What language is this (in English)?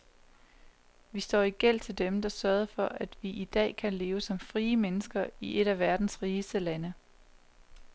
Danish